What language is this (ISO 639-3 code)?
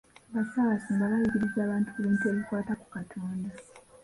lug